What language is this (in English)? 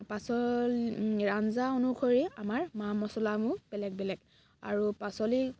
Assamese